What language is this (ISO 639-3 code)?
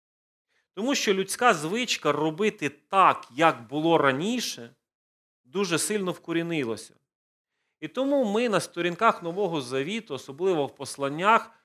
ukr